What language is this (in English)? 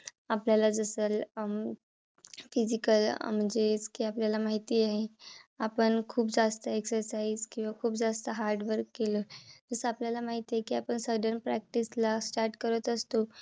Marathi